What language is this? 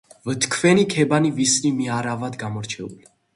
Georgian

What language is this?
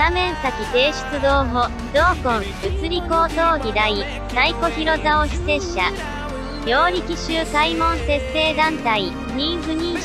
Japanese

